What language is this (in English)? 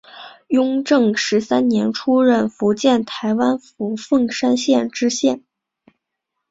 Chinese